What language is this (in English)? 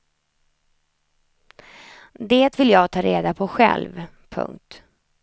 Swedish